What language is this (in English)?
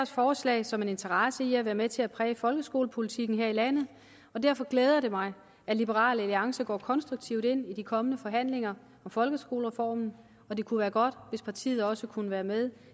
Danish